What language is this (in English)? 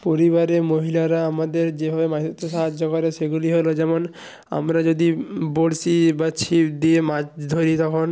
Bangla